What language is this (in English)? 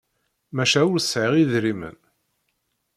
Kabyle